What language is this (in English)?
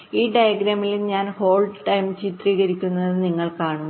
Malayalam